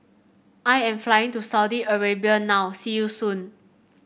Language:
English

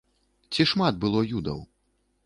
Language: Belarusian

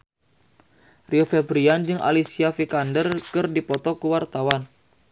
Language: Sundanese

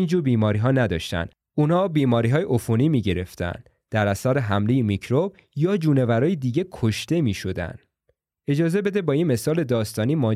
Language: Persian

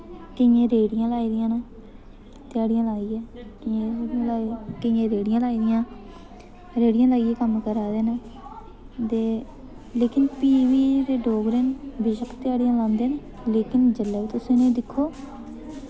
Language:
Dogri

